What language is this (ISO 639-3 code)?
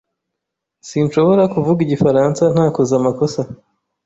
kin